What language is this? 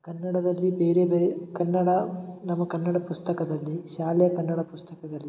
Kannada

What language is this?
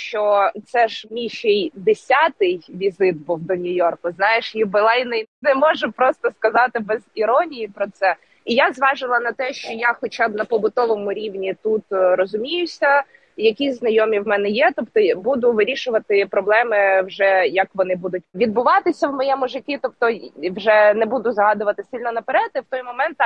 Ukrainian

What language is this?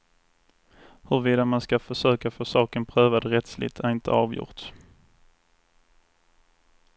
Swedish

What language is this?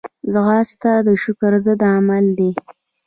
Pashto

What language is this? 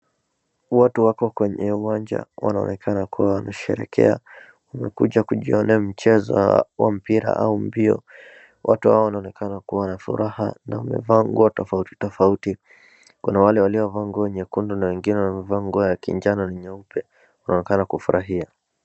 Swahili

